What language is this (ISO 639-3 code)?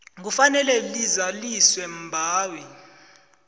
nbl